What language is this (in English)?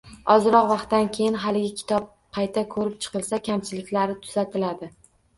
Uzbek